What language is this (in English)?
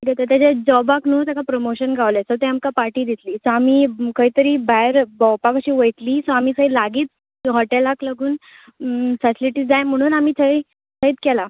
Konkani